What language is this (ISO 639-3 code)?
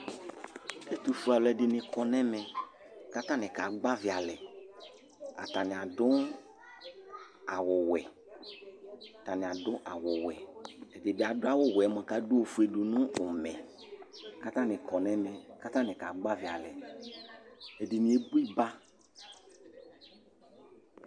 kpo